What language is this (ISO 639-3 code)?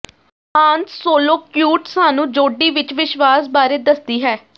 pan